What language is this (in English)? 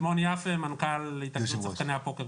Hebrew